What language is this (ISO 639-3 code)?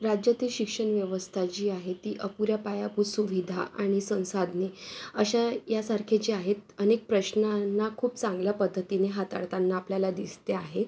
mar